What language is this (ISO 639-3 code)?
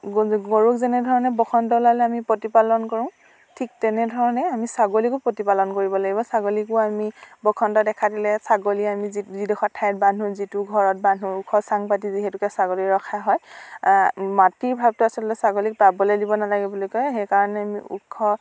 asm